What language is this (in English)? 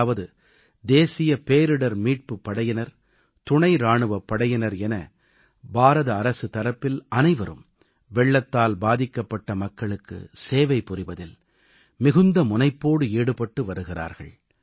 Tamil